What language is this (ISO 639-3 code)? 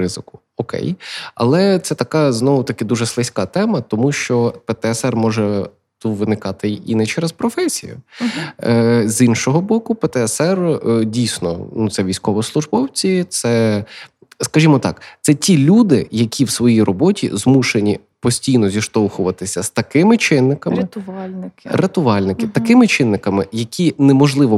ukr